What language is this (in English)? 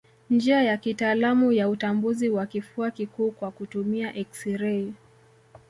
Swahili